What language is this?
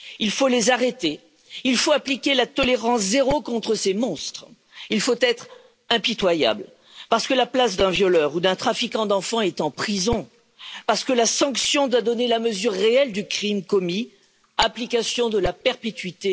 French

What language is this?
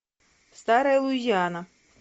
Russian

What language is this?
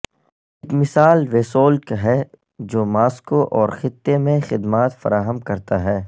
Urdu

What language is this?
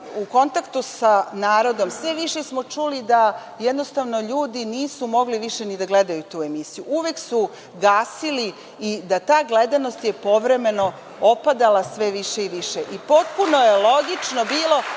Serbian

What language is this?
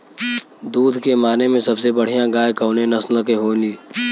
Bhojpuri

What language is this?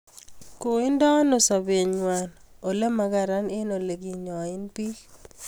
Kalenjin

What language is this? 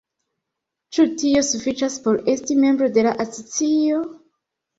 Esperanto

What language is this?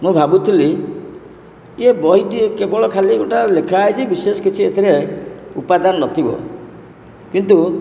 Odia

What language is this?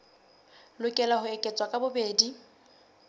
Southern Sotho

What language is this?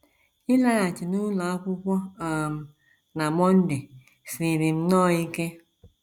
Igbo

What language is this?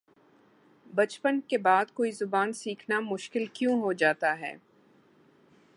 Urdu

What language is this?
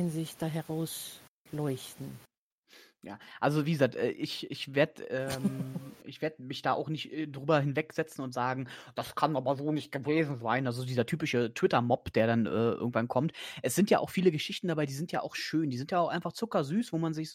German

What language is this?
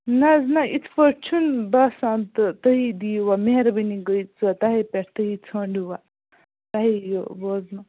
Kashmiri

